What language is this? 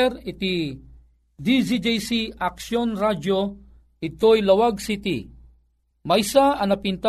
Filipino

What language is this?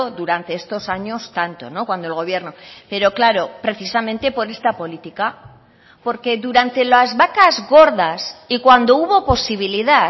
Spanish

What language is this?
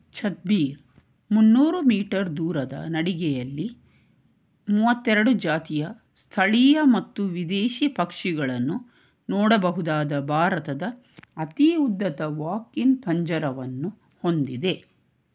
Kannada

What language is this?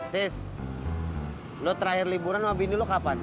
Indonesian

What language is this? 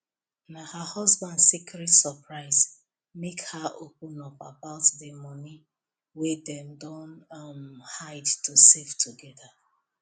Nigerian Pidgin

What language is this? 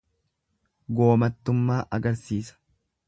Oromo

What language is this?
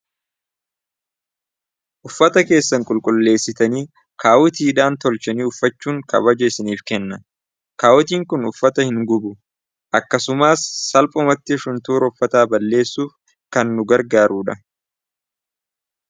Oromo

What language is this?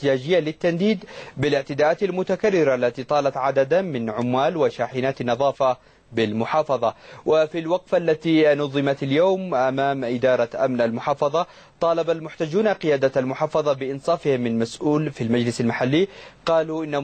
Arabic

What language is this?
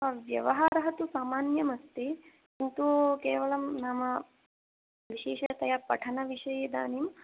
Sanskrit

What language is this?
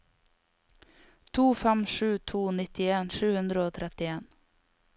Norwegian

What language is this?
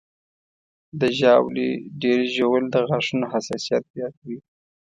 Pashto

